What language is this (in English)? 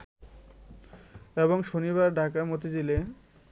Bangla